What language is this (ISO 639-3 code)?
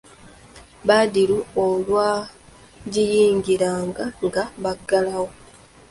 lug